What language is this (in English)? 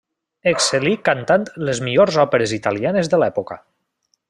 Catalan